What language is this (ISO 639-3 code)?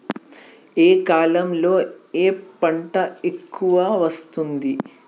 tel